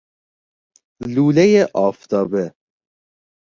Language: Persian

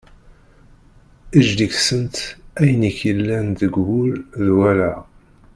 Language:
Kabyle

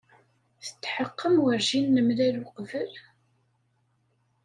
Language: Kabyle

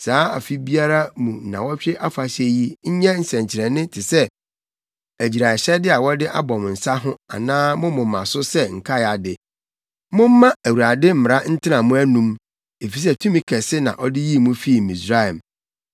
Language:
Akan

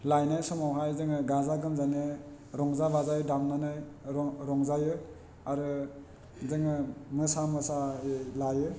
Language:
Bodo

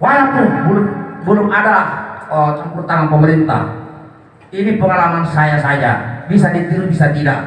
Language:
Indonesian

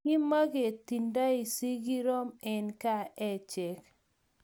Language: Kalenjin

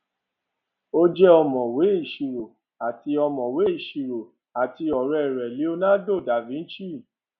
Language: Yoruba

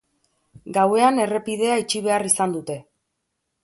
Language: Basque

